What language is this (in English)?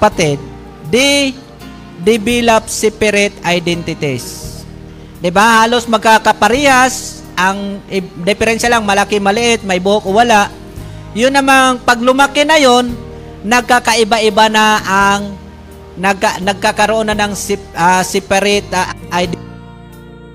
Filipino